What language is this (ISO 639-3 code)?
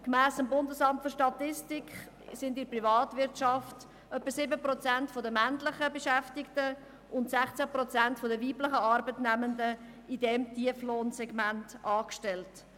gsw